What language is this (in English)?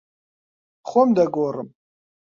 Central Kurdish